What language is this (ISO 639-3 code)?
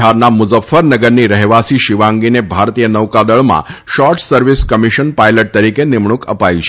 guj